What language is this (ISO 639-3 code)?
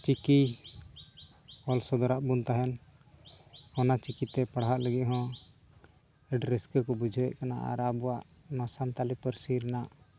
sat